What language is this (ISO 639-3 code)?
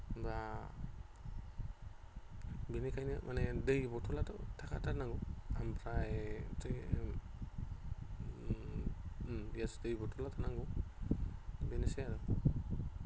brx